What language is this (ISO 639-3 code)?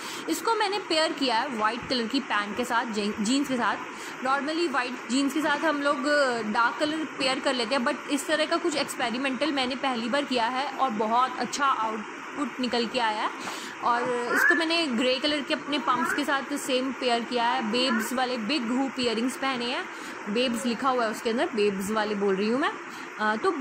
hin